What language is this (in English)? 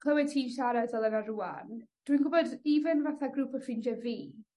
Welsh